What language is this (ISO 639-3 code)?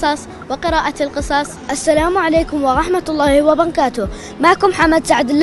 ara